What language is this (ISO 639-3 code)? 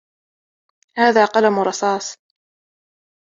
ara